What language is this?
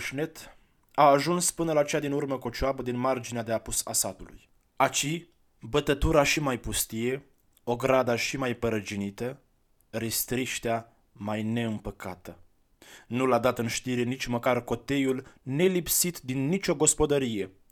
Romanian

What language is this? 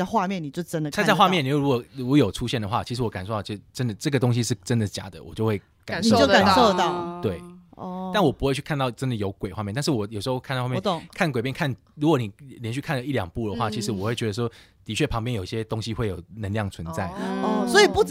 Chinese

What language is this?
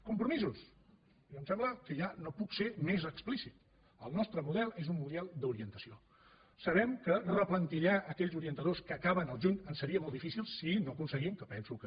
Catalan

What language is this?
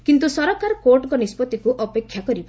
Odia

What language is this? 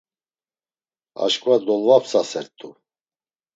Laz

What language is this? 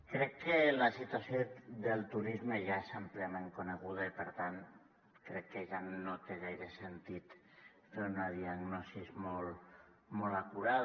Catalan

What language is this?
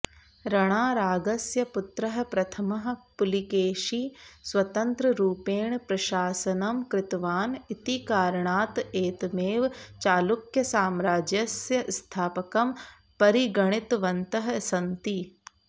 Sanskrit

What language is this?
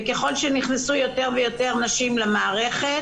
Hebrew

